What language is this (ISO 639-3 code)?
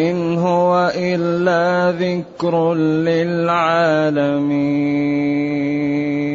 ara